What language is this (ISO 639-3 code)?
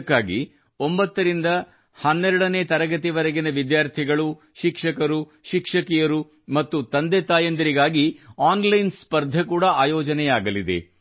kan